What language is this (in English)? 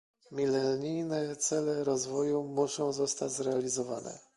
Polish